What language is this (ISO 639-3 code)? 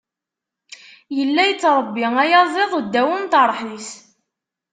kab